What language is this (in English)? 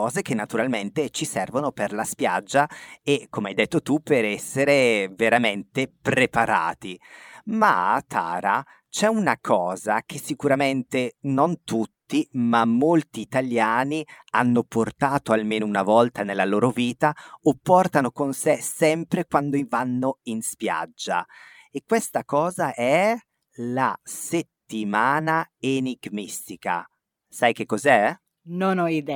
Italian